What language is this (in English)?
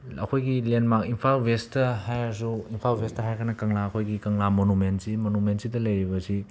Manipuri